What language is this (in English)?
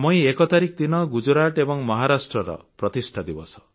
Odia